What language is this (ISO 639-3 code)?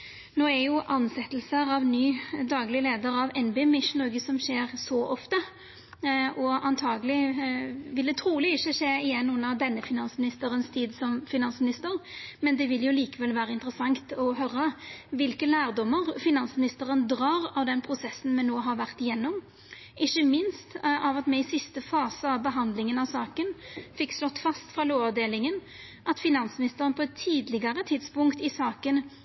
nno